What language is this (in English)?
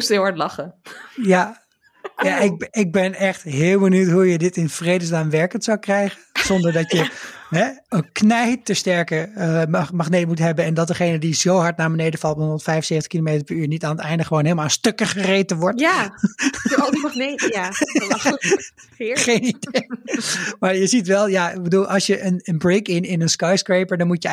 Dutch